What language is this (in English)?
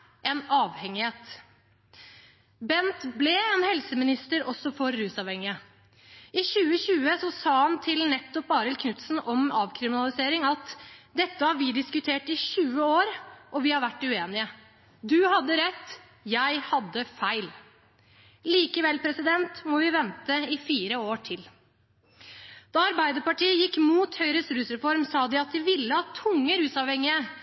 Norwegian Bokmål